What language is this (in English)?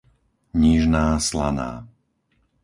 Slovak